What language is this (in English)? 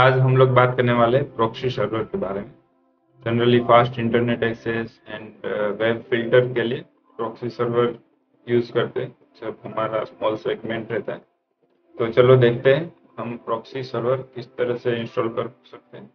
Hindi